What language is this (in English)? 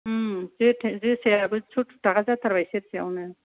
Bodo